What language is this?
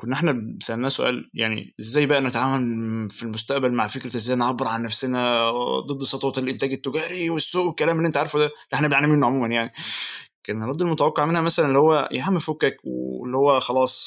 Arabic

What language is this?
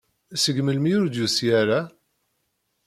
Kabyle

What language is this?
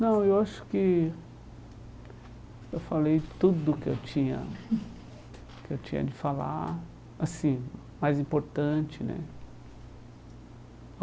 Portuguese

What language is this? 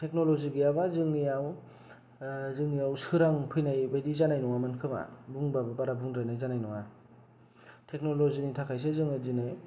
Bodo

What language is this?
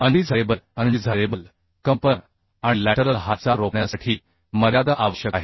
Marathi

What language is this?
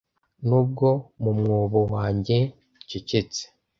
Kinyarwanda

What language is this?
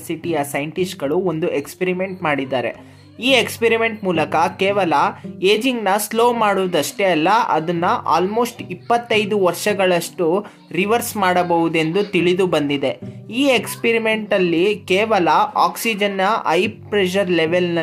Kannada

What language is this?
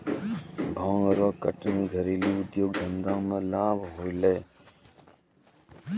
Maithili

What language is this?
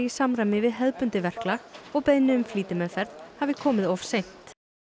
Icelandic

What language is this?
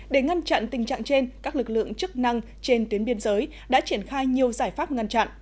Vietnamese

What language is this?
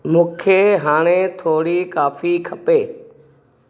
Sindhi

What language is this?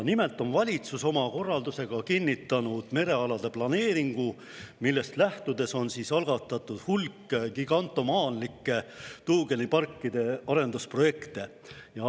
Estonian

